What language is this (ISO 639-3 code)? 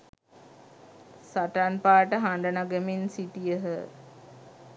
sin